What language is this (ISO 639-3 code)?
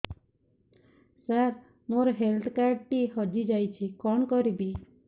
ori